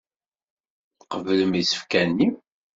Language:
Kabyle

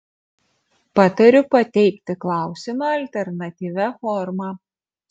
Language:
Lithuanian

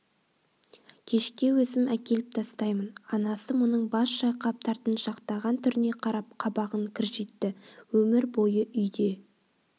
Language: Kazakh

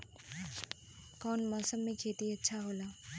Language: Bhojpuri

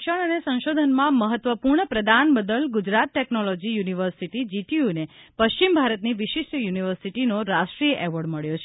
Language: Gujarati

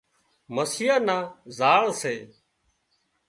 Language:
Wadiyara Koli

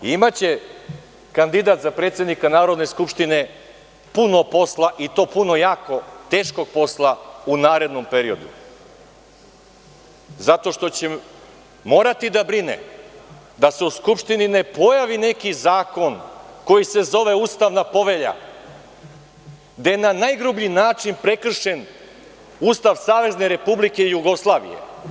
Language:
Serbian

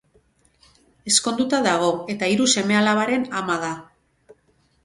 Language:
Basque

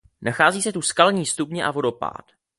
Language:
Czech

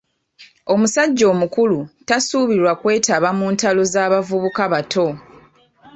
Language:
Ganda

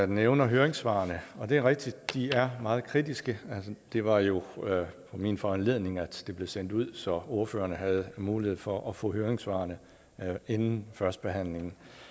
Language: Danish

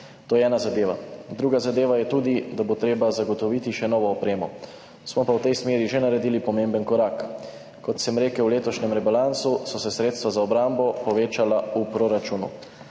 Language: Slovenian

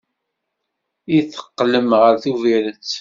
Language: Kabyle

